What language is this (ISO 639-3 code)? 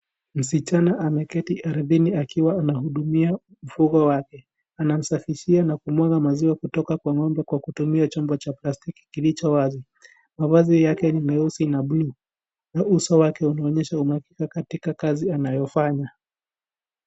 swa